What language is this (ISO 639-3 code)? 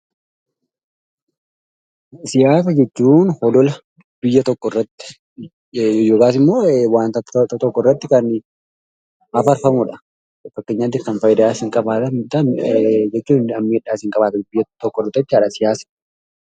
orm